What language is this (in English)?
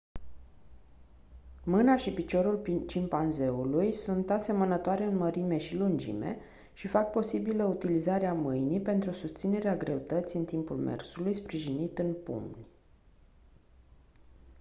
Romanian